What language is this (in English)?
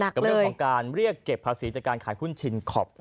Thai